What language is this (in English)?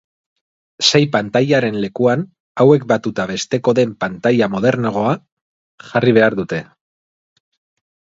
Basque